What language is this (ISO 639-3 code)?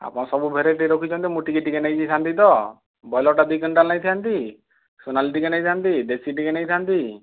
ori